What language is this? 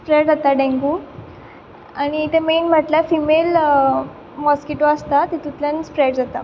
Konkani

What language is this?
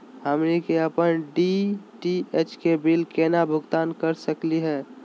Magahi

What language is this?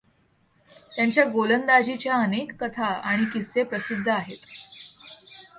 Marathi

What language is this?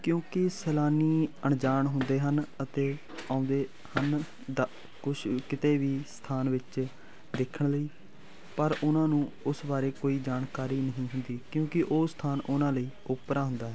Punjabi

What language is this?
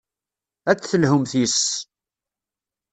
Kabyle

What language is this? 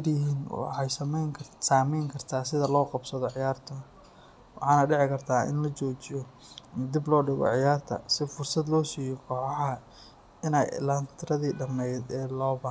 Somali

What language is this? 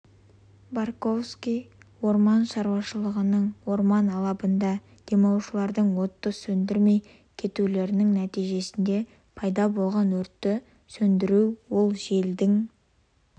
Kazakh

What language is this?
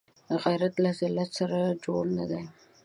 Pashto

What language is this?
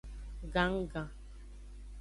Aja (Benin)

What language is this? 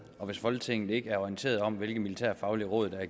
Danish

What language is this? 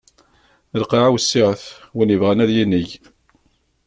Kabyle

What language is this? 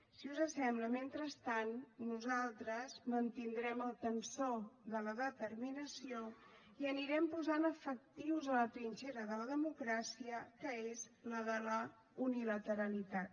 Catalan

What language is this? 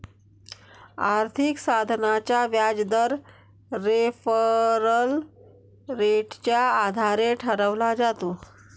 Marathi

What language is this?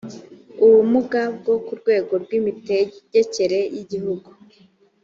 Kinyarwanda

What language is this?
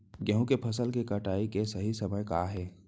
Chhattisgarhi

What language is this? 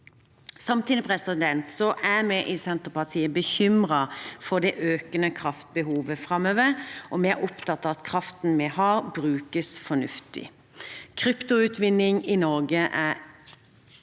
Norwegian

